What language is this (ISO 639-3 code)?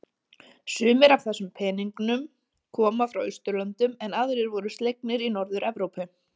isl